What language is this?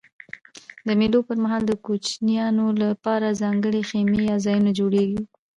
Pashto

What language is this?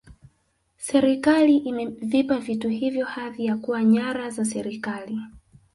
Swahili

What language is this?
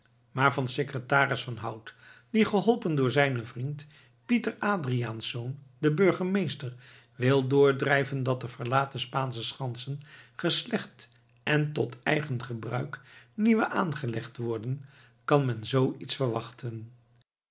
Dutch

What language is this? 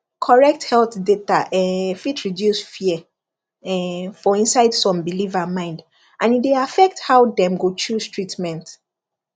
Nigerian Pidgin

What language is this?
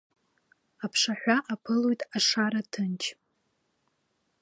Abkhazian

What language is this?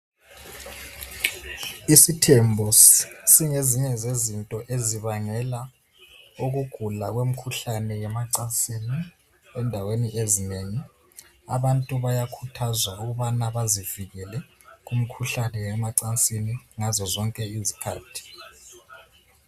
North Ndebele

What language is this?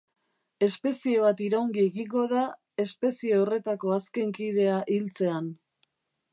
Basque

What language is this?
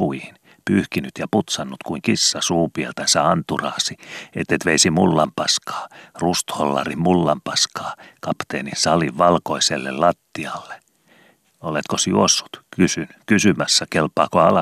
Finnish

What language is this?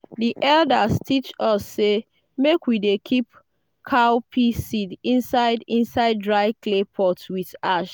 Nigerian Pidgin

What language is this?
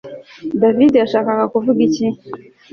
Kinyarwanda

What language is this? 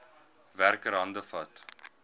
Afrikaans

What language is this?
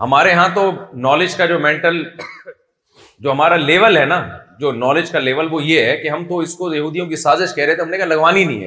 Urdu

